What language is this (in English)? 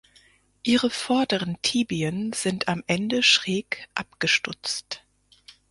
German